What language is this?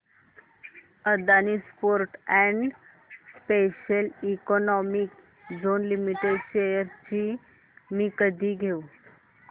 Marathi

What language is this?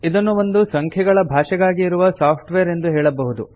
Kannada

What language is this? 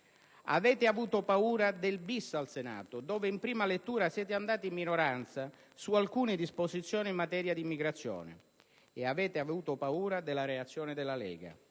Italian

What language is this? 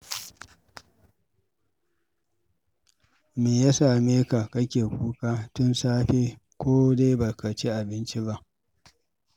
Hausa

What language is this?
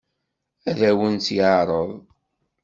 Kabyle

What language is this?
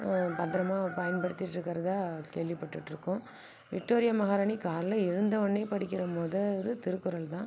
Tamil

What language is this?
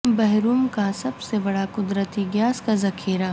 Urdu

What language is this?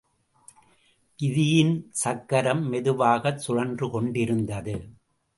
Tamil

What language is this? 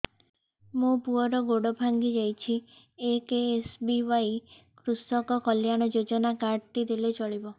Odia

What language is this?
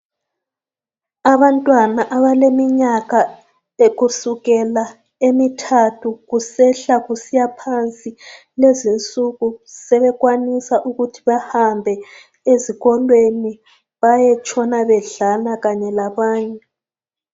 North Ndebele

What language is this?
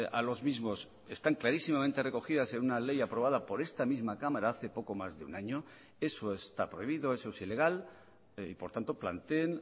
Spanish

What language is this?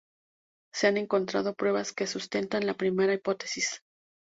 Spanish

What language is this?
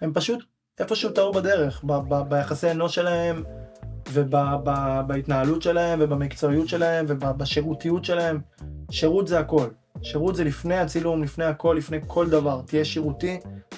Hebrew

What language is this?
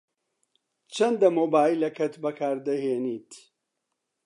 Central Kurdish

